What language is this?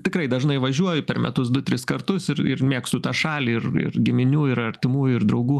Lithuanian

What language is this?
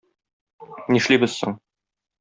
Tatar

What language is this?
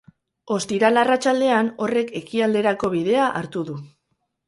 Basque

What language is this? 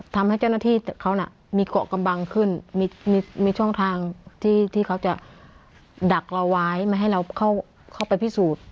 Thai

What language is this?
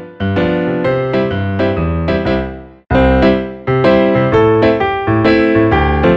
Japanese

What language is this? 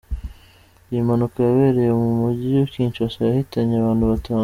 Kinyarwanda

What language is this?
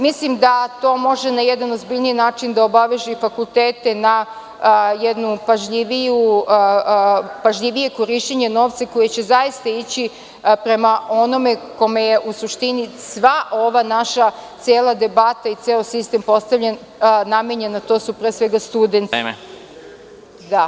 Serbian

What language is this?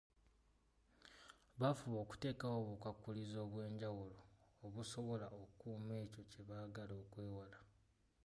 Ganda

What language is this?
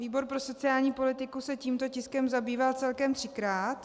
Czech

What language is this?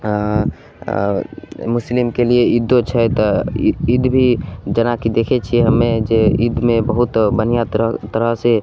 Maithili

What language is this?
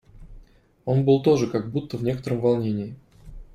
Russian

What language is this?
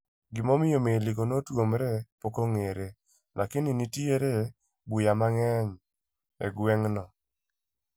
Luo (Kenya and Tanzania)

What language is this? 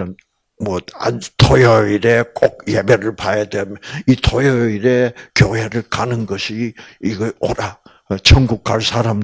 Korean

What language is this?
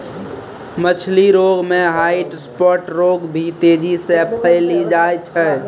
Maithili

